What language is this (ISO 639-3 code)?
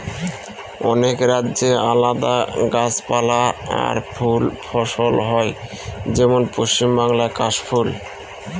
ben